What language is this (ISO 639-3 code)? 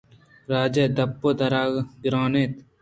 bgp